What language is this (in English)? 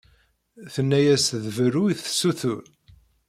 Kabyle